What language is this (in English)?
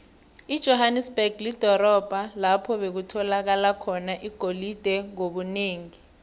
South Ndebele